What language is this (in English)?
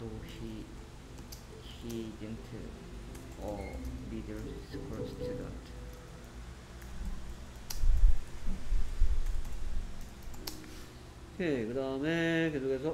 Korean